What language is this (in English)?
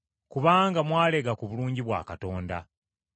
Ganda